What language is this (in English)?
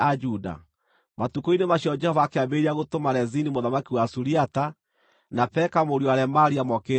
Kikuyu